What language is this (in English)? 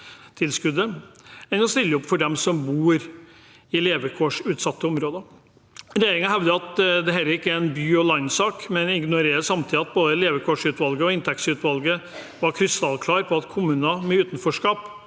Norwegian